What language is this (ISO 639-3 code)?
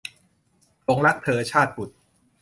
tha